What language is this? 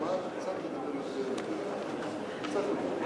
Hebrew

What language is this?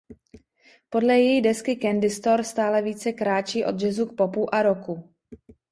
Czech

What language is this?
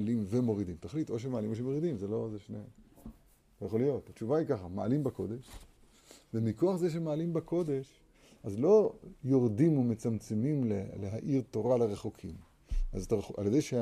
Hebrew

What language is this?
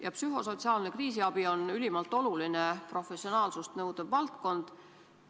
Estonian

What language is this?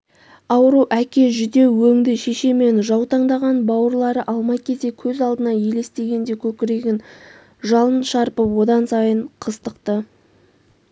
Kazakh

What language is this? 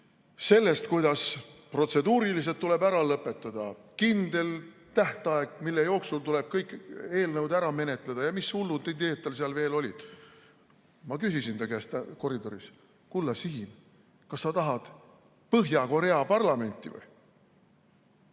Estonian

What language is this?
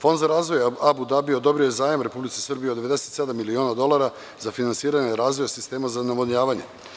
Serbian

